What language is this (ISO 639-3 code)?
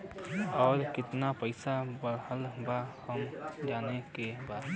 bho